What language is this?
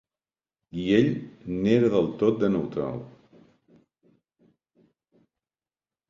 Catalan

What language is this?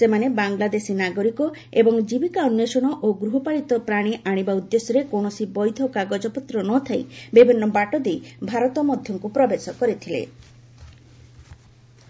Odia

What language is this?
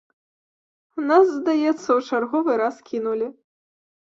Belarusian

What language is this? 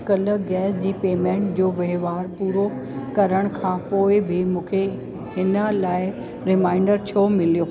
Sindhi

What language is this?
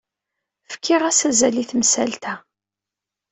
Kabyle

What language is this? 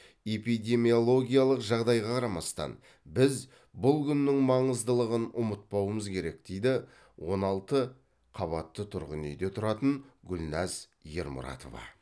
Kazakh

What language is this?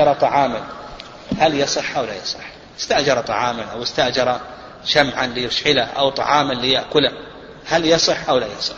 Arabic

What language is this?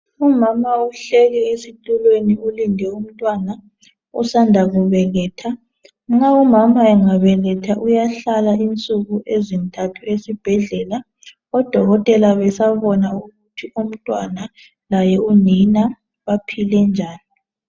North Ndebele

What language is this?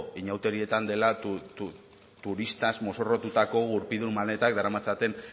Basque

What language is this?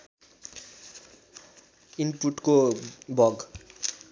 Nepali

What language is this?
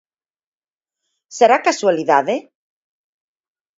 Galician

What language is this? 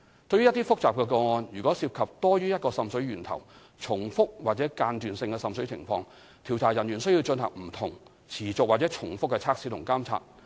Cantonese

